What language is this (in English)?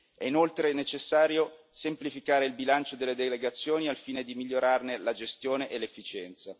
Italian